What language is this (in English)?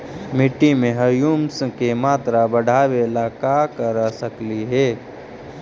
Magahi